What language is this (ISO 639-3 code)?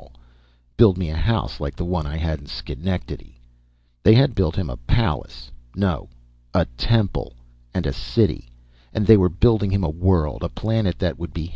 eng